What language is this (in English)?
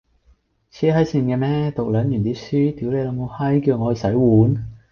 Cantonese